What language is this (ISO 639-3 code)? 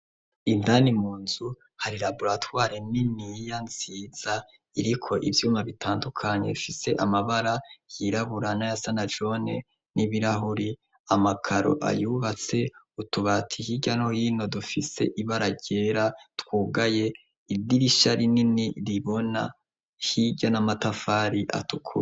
run